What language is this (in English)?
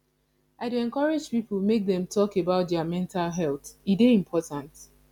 Nigerian Pidgin